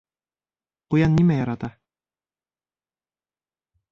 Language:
Bashkir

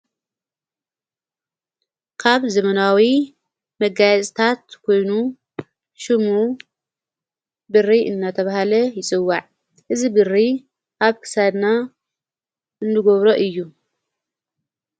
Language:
Tigrinya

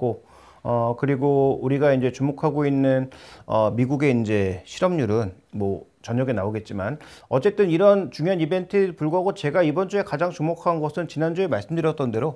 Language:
Korean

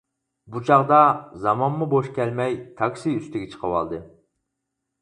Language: Uyghur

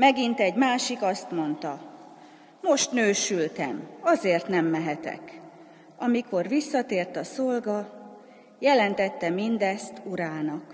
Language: Hungarian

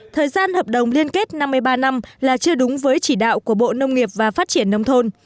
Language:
Vietnamese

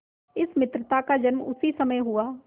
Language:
Hindi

